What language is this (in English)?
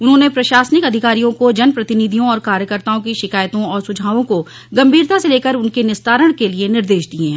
Hindi